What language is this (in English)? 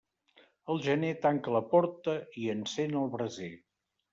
Catalan